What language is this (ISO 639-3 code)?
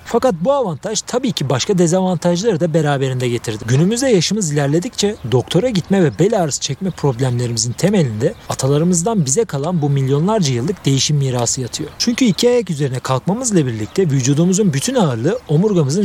tur